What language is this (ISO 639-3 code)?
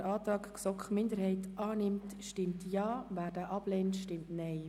gsw